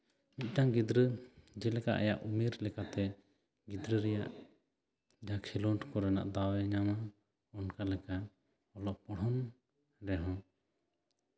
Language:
Santali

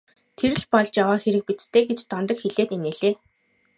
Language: Mongolian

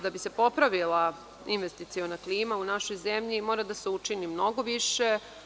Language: Serbian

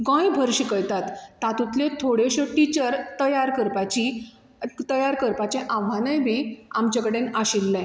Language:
Konkani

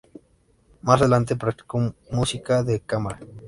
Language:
Spanish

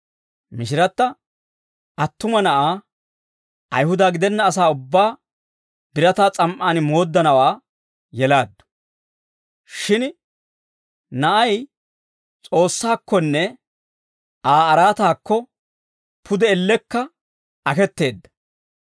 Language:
Dawro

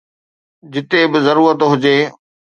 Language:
Sindhi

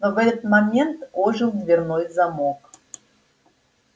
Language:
Russian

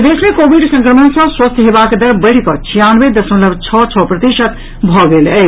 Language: Maithili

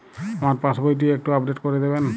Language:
Bangla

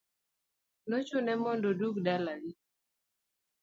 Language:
Luo (Kenya and Tanzania)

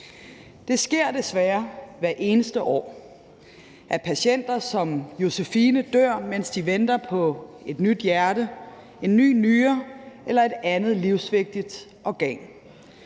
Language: Danish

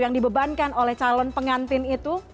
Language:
Indonesian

